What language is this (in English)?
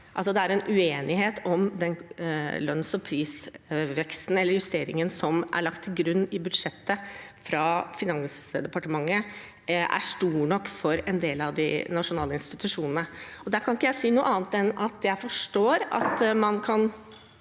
Norwegian